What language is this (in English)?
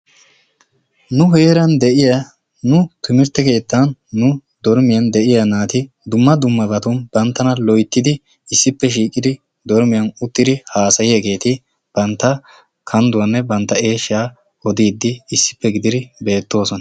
Wolaytta